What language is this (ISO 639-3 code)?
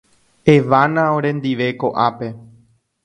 grn